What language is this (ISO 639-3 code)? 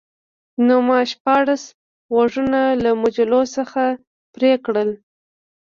pus